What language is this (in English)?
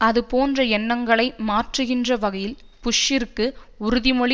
Tamil